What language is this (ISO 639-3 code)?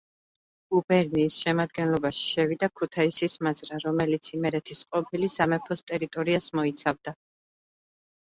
kat